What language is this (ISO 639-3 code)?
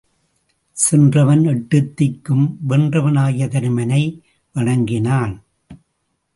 tam